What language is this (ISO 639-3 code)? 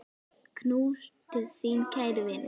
isl